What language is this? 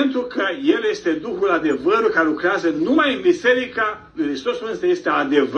Romanian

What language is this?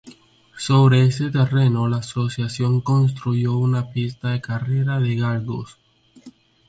Spanish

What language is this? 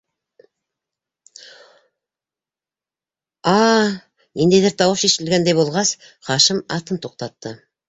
Bashkir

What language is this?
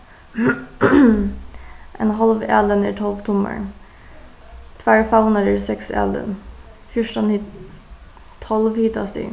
Faroese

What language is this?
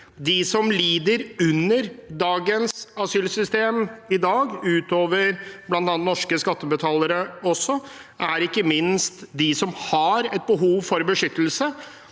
Norwegian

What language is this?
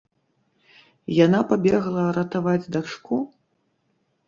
Belarusian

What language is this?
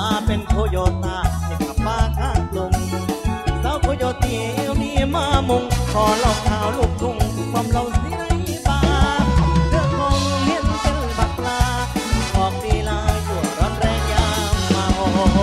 Thai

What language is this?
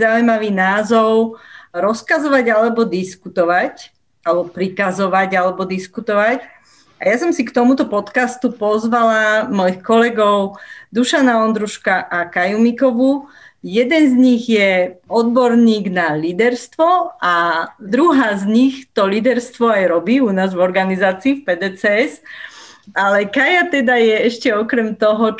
Slovak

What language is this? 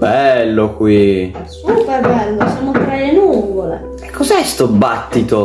Italian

